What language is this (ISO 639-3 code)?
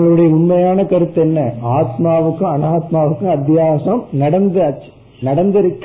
tam